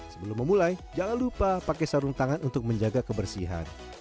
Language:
Indonesian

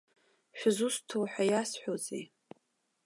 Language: Abkhazian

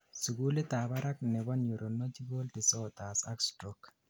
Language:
Kalenjin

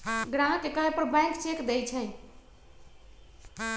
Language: Magahi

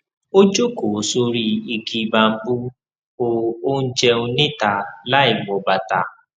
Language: Yoruba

